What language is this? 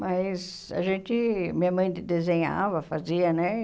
Portuguese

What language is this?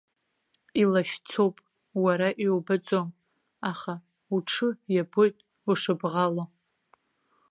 Abkhazian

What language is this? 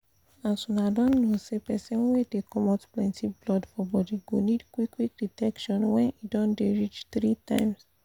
Nigerian Pidgin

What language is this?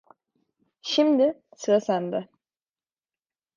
Turkish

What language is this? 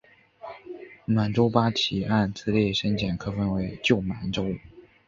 Chinese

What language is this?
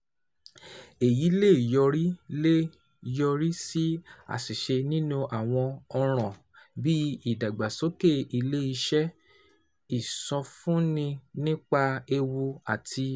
Yoruba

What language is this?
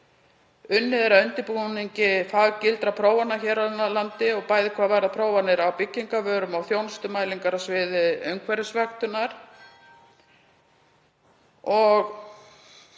Icelandic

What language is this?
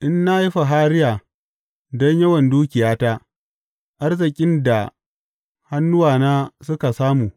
Hausa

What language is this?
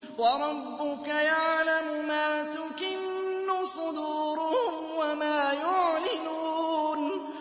Arabic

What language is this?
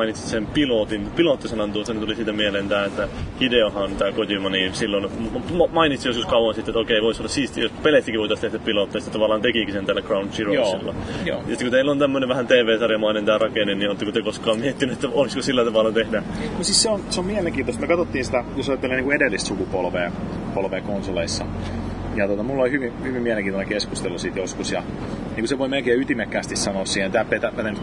Finnish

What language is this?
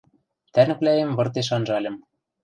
Western Mari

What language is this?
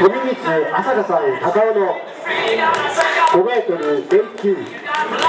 Japanese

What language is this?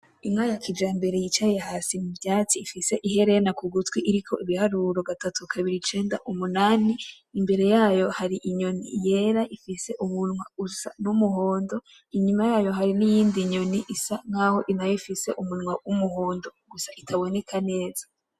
Rundi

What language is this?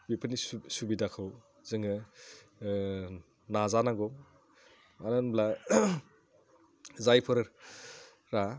Bodo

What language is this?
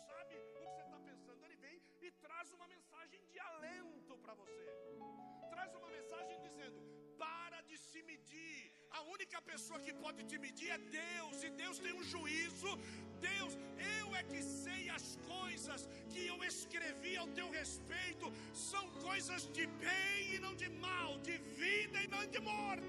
Portuguese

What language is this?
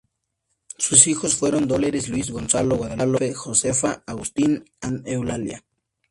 Spanish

